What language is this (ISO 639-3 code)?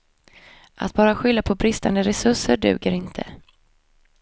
swe